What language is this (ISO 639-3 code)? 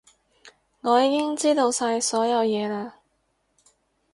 yue